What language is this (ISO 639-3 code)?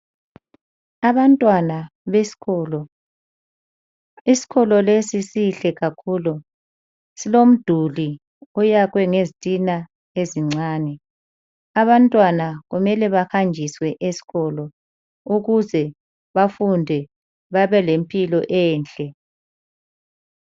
nde